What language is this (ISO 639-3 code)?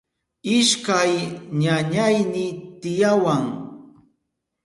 qup